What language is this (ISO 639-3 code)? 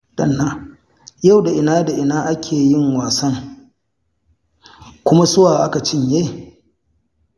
hau